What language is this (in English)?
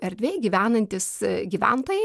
Lithuanian